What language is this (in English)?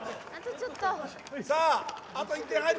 Japanese